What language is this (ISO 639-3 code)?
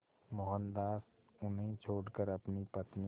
hin